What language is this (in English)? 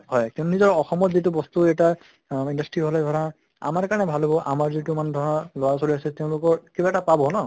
Assamese